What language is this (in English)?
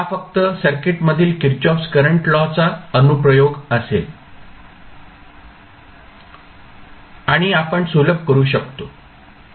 Marathi